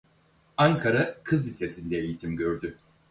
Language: Turkish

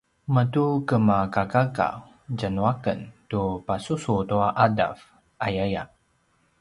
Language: Paiwan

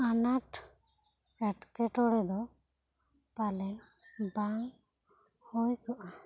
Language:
Santali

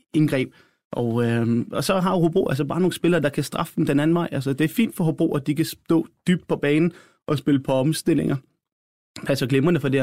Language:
Danish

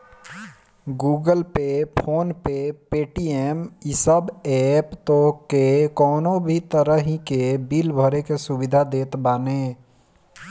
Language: Bhojpuri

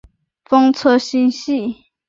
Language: Chinese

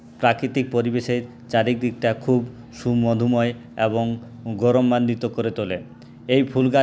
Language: Bangla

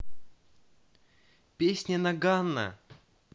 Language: Russian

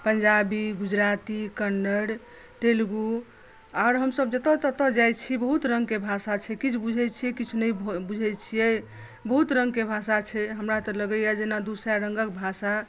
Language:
Maithili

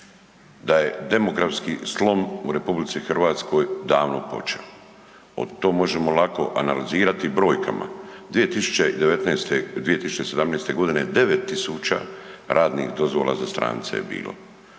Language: Croatian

